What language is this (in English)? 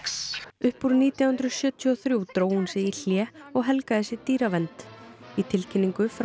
Icelandic